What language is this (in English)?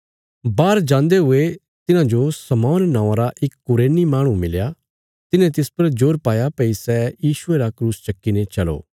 Bilaspuri